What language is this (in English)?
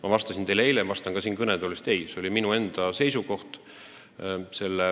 Estonian